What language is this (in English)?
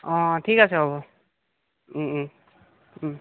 Assamese